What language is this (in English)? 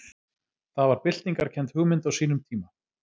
Icelandic